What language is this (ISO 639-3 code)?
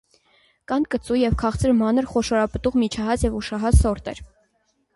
hye